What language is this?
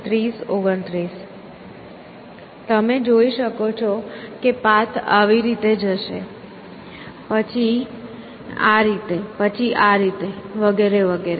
Gujarati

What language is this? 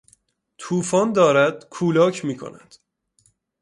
Persian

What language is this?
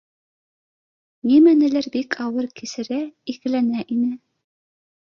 Bashkir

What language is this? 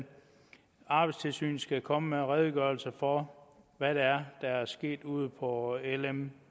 Danish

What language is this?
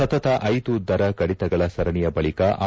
Kannada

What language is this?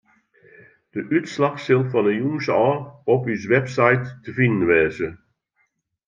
Western Frisian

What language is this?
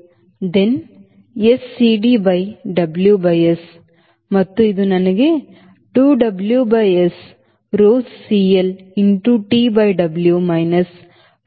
Kannada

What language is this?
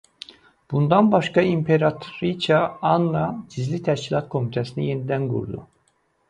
Azerbaijani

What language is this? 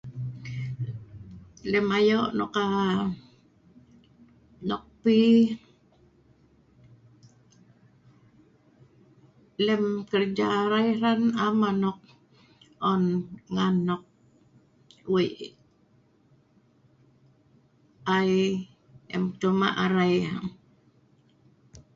Sa'ban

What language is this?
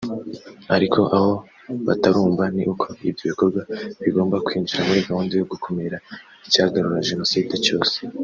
Kinyarwanda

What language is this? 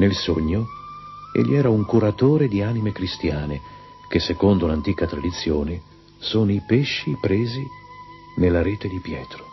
Italian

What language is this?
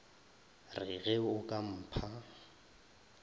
Northern Sotho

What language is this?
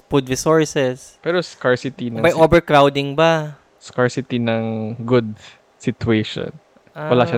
Filipino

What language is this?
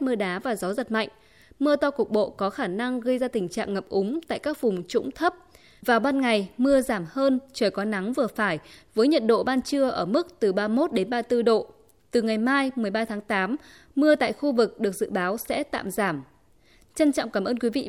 Vietnamese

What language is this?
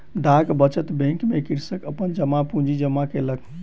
Maithili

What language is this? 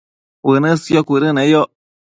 Matsés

